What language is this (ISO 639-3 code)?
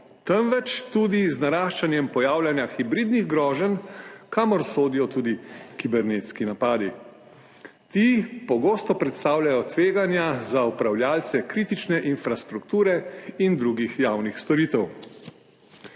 slv